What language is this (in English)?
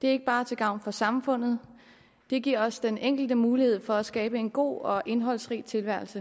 Danish